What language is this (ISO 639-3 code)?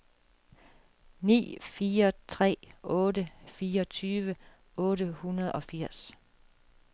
dan